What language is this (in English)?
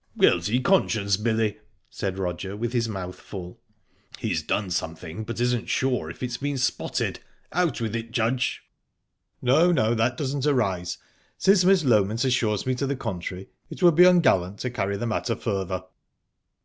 English